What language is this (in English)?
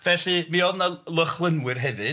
Welsh